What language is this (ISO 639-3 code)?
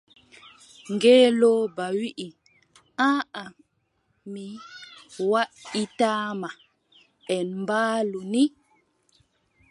fub